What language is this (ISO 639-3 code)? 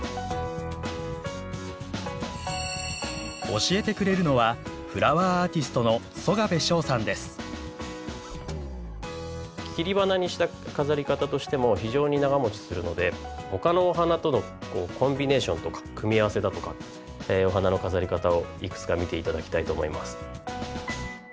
jpn